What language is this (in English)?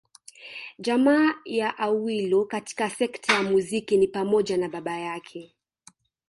Swahili